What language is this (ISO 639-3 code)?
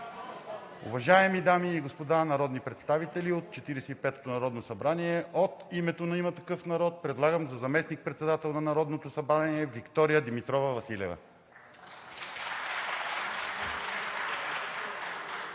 bul